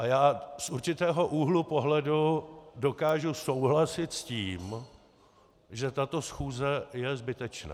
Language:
Czech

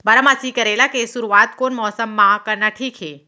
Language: Chhattisgarhi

